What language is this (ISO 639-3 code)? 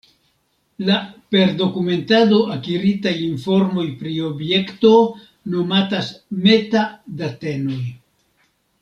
epo